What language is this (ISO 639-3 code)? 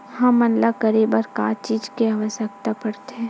hne